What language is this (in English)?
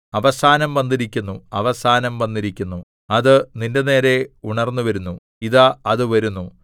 Malayalam